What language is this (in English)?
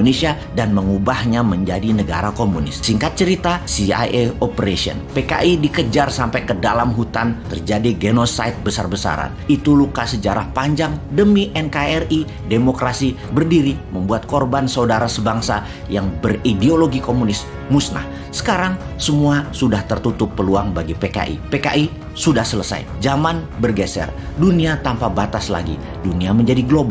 Indonesian